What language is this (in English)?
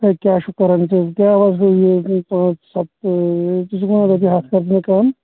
Kashmiri